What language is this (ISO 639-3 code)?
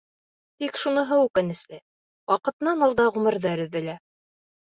bak